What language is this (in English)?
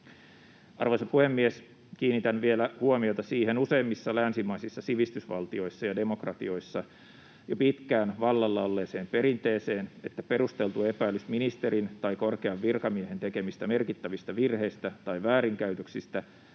Finnish